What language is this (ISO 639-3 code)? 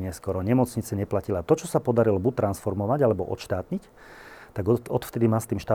slk